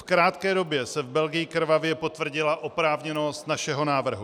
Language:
Czech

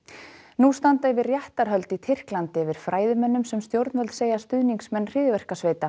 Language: Icelandic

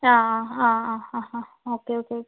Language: Malayalam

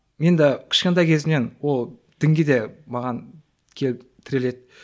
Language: Kazakh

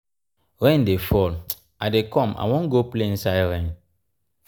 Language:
Nigerian Pidgin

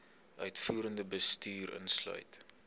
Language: Afrikaans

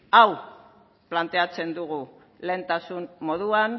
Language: Basque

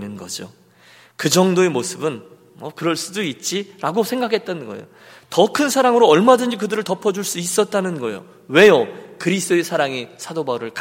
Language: Korean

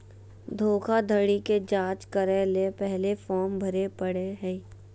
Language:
Magahi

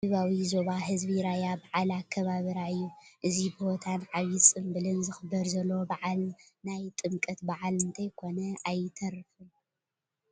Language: Tigrinya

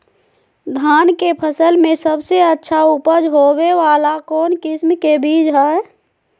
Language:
Magahi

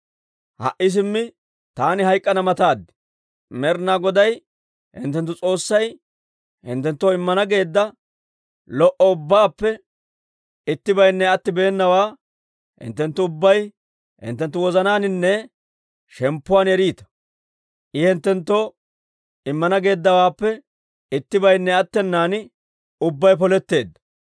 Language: Dawro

